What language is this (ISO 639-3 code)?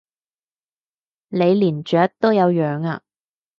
yue